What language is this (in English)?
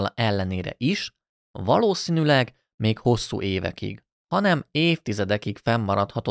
Hungarian